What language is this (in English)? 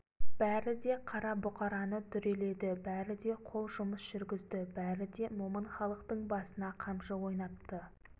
Kazakh